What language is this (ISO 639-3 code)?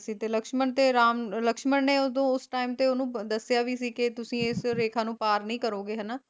pan